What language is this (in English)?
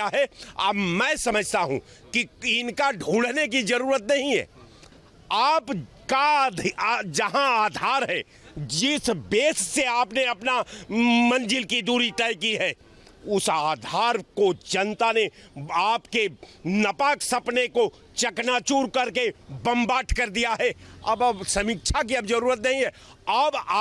Hindi